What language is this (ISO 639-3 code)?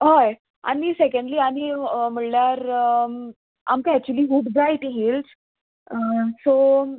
kok